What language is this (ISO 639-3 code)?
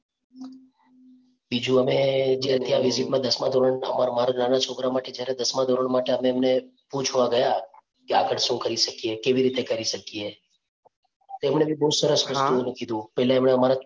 guj